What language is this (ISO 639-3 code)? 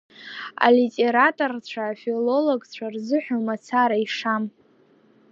abk